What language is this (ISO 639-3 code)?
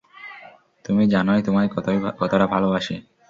ben